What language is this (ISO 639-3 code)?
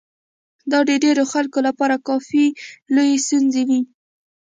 pus